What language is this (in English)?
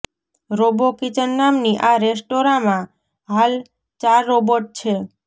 Gujarati